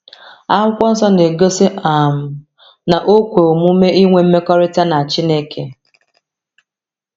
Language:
Igbo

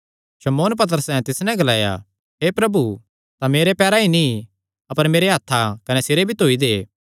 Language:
Kangri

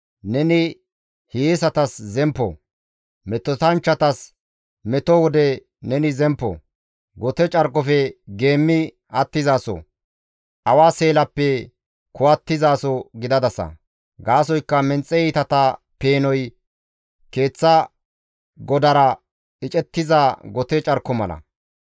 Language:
Gamo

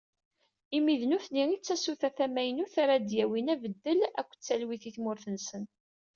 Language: Kabyle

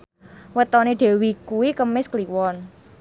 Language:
Javanese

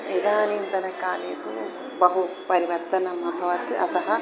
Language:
Sanskrit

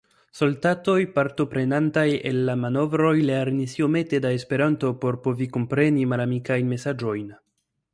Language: Esperanto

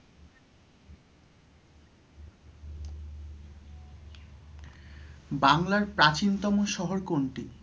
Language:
Bangla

